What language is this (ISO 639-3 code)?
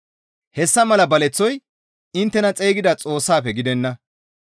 gmv